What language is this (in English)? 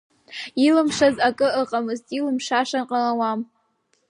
Abkhazian